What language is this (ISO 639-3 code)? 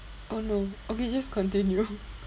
eng